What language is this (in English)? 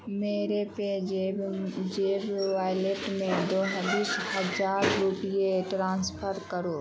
Urdu